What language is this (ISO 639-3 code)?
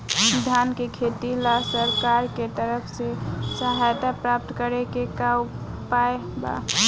bho